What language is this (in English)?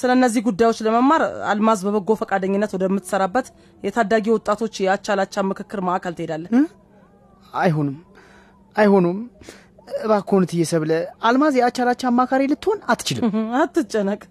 Amharic